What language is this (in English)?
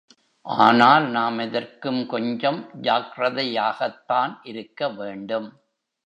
Tamil